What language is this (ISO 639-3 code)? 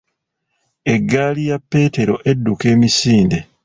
lug